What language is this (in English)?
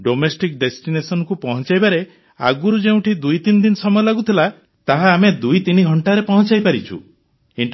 Odia